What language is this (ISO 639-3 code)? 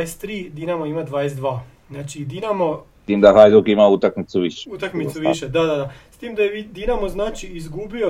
hrv